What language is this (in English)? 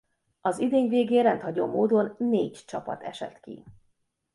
Hungarian